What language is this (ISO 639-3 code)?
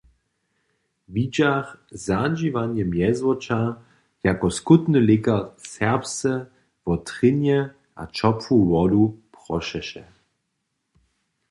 hsb